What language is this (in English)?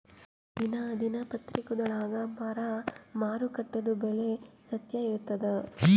Kannada